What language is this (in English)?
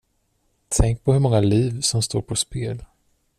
Swedish